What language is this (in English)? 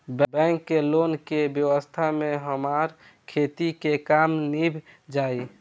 Bhojpuri